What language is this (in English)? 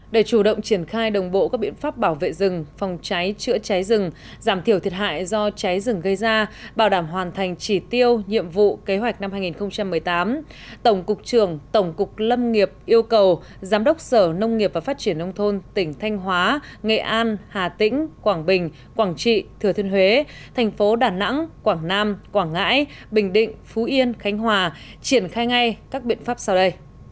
Vietnamese